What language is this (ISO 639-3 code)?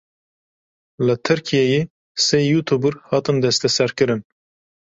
kur